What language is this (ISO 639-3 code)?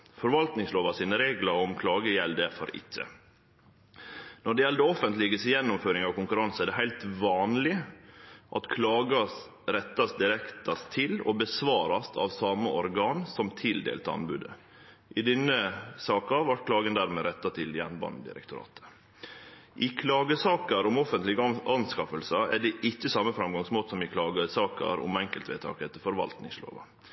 nno